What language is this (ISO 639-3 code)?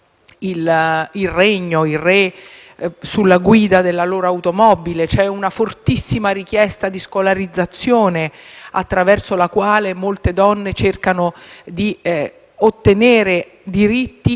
ita